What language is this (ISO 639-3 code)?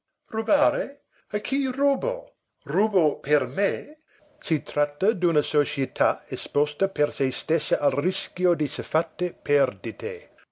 ita